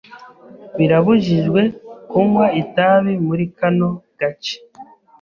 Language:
Kinyarwanda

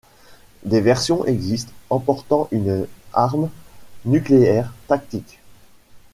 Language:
French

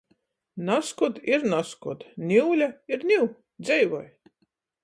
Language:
Latgalian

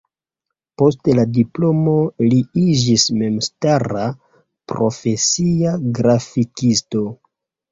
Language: Esperanto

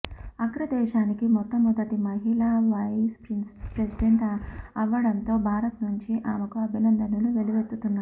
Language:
Telugu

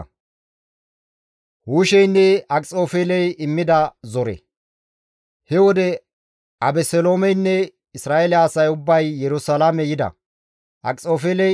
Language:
Gamo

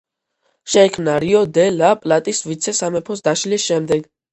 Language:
Georgian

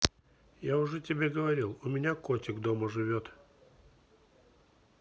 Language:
Russian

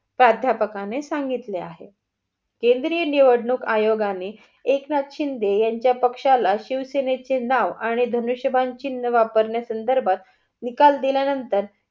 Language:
Marathi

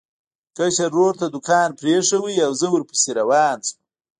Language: Pashto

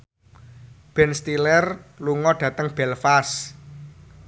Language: Javanese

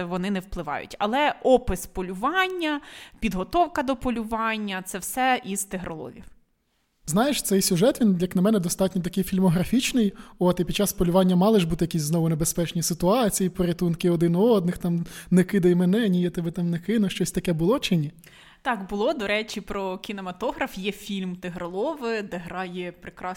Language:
Ukrainian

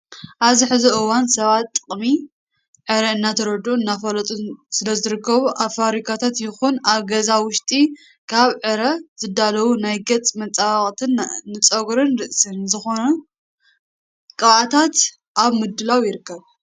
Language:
Tigrinya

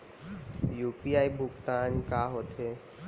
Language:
Chhattisgarhi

